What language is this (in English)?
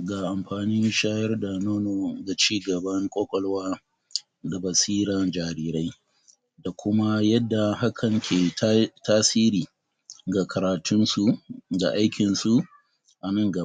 Hausa